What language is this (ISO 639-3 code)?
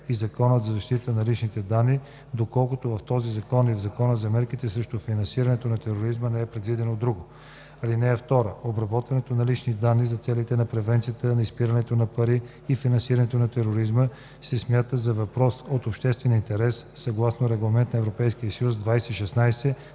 bul